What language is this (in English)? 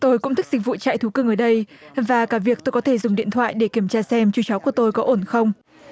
Vietnamese